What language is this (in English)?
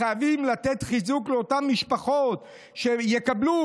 Hebrew